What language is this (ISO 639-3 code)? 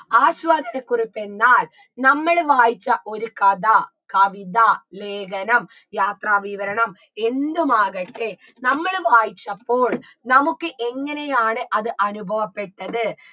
mal